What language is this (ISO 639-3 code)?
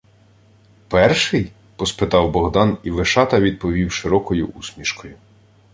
ukr